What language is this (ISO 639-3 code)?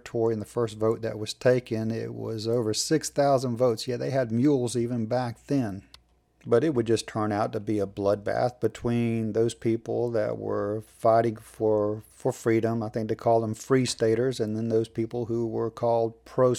eng